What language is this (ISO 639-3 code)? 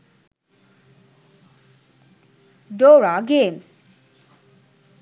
sin